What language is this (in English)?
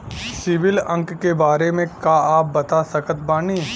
Bhojpuri